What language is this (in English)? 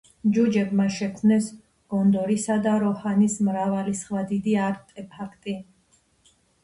Georgian